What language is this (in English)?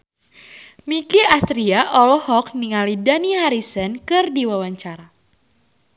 Sundanese